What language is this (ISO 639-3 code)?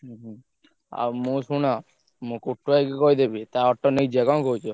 ori